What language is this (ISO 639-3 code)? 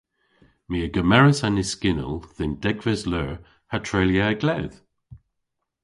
cor